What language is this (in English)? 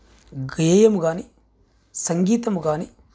Telugu